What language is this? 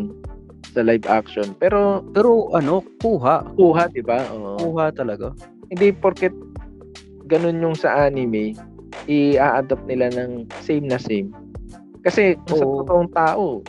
Filipino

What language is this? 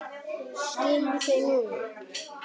Icelandic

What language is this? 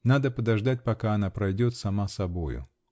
Russian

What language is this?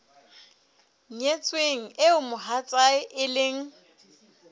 Southern Sotho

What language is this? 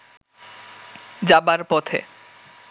Bangla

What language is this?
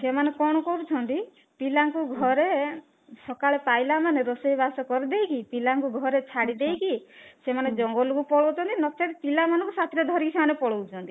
Odia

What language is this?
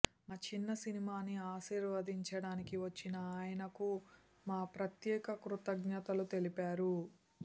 Telugu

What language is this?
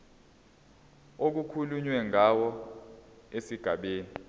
Zulu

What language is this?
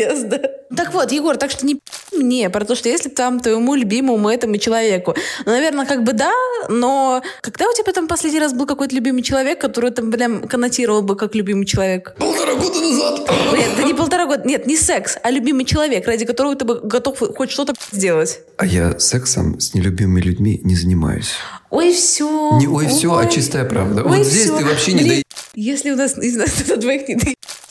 Russian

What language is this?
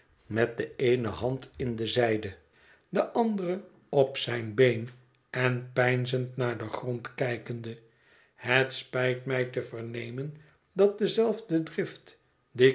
Dutch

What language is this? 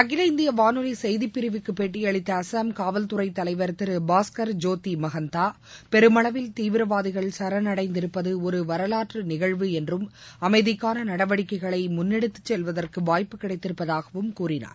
Tamil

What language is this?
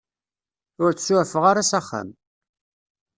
Kabyle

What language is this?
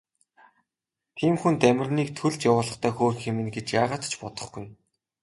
Mongolian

